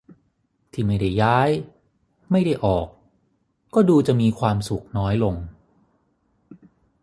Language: Thai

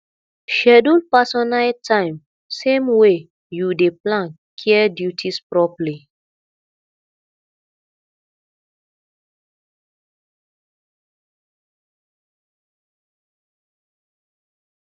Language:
Nigerian Pidgin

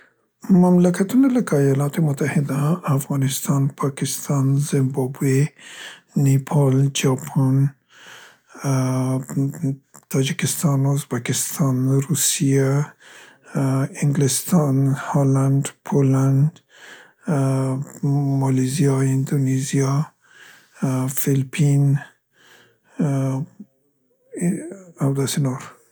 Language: Central Pashto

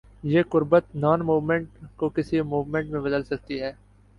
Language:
Urdu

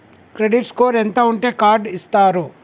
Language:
Telugu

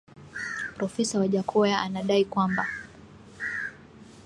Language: Swahili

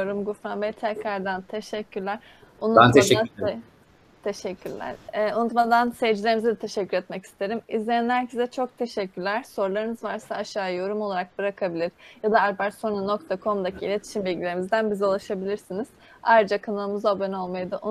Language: Turkish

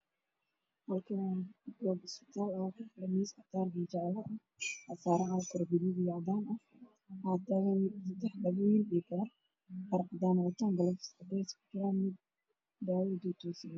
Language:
Somali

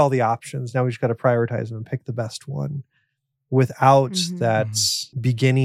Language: English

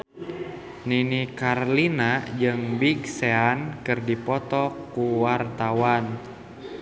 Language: Sundanese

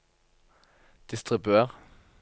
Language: Norwegian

